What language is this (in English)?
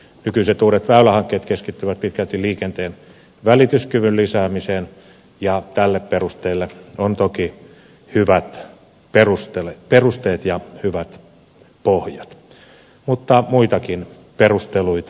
Finnish